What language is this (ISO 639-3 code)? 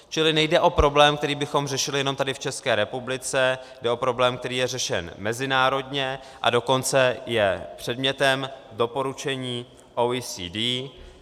ces